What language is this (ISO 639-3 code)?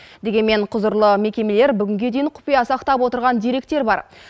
kaz